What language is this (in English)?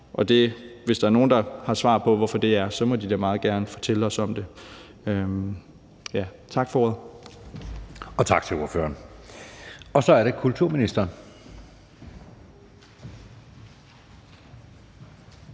Danish